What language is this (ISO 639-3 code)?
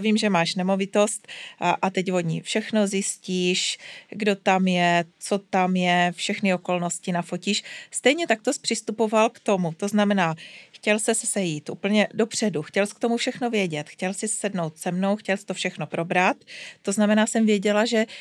ces